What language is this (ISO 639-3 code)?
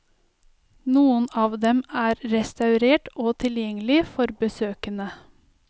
nor